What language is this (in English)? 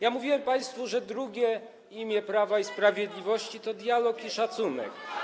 Polish